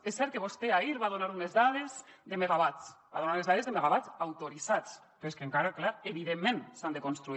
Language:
Catalan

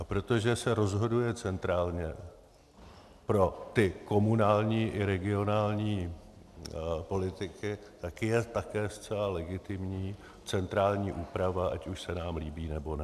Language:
Czech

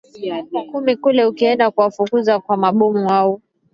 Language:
Swahili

